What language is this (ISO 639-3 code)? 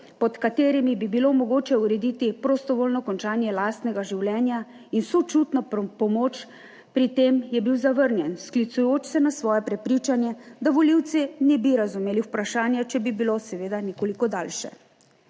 slv